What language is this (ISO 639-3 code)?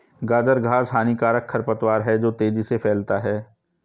hin